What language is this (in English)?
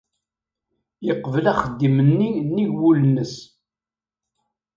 Kabyle